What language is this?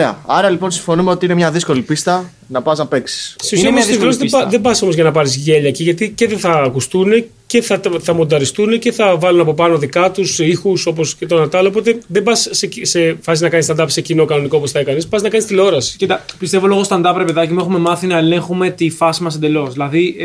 Greek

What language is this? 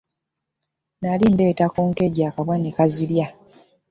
Ganda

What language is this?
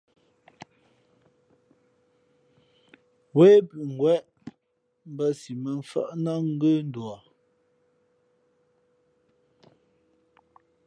Fe'fe'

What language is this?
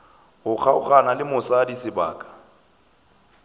Northern Sotho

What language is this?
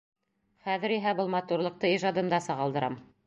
Bashkir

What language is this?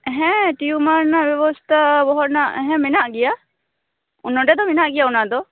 Santali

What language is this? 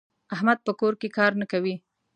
Pashto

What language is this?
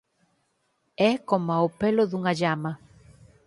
Galician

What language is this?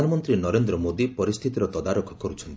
Odia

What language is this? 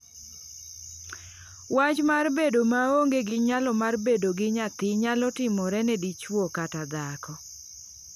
Luo (Kenya and Tanzania)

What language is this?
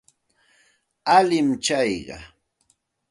Santa Ana de Tusi Pasco Quechua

